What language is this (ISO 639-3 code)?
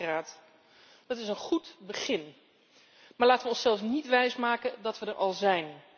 nld